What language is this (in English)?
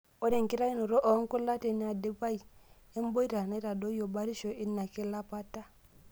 Masai